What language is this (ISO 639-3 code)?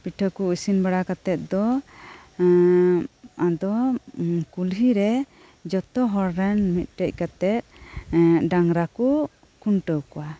sat